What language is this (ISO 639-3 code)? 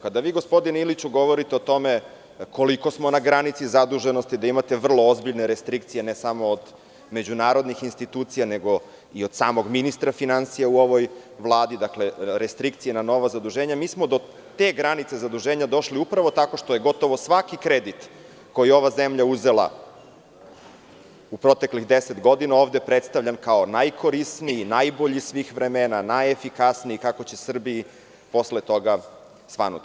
srp